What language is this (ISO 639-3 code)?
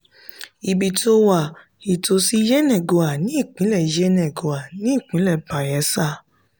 yor